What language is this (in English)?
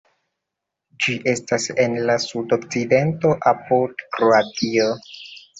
Esperanto